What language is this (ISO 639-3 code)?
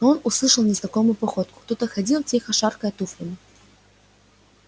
rus